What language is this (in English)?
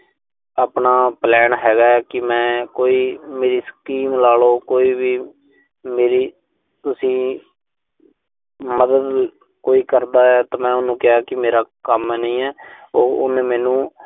Punjabi